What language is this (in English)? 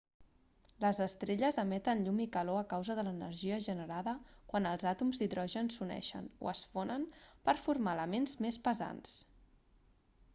Catalan